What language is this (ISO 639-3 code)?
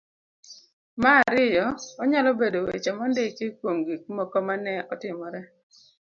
luo